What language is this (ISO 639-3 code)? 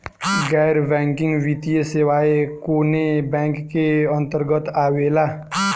bho